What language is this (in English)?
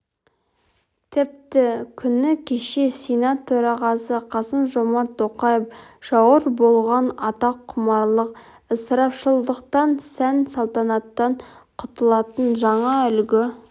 Kazakh